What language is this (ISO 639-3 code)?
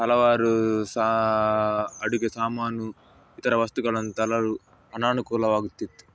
kan